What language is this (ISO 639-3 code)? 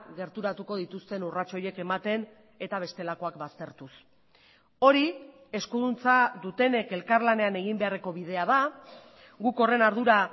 eus